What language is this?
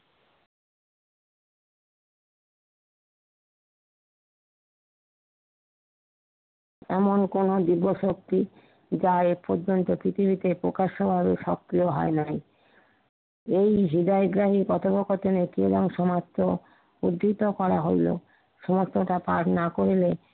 Bangla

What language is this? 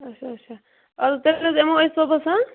Kashmiri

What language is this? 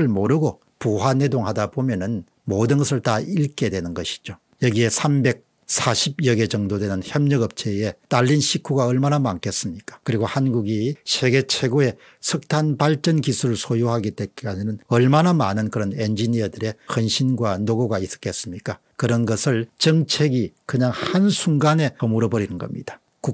Korean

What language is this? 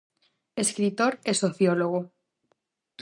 Galician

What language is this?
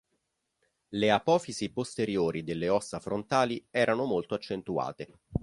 Italian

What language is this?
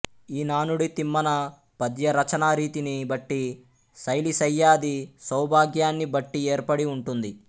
Telugu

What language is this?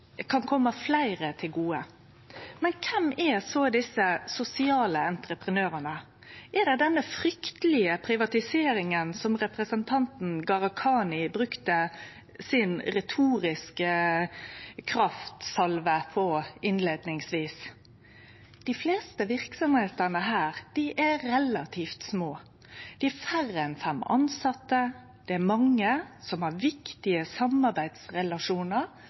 Norwegian Nynorsk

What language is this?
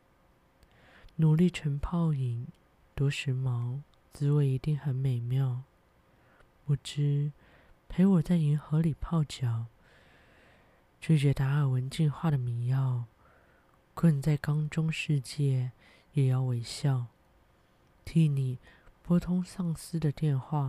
Chinese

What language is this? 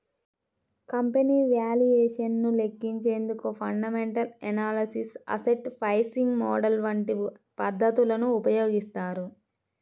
Telugu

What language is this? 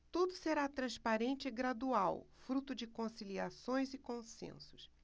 Portuguese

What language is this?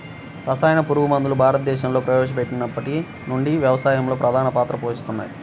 Telugu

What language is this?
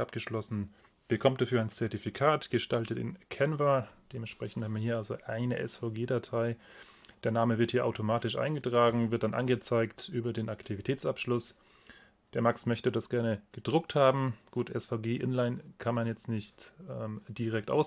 German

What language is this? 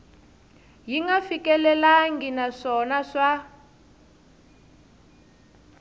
Tsonga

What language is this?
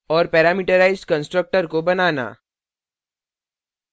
Hindi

